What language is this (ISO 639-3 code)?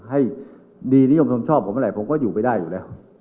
tha